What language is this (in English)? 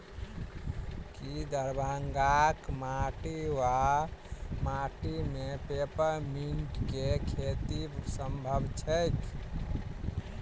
Maithili